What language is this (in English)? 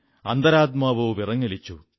Malayalam